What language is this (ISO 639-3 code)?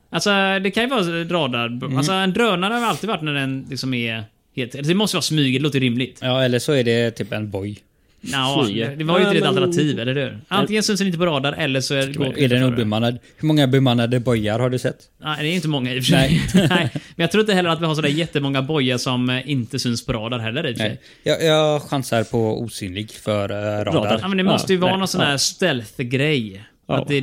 swe